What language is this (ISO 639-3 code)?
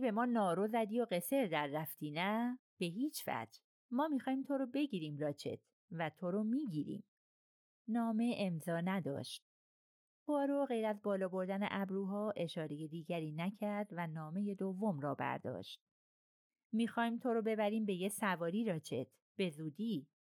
fas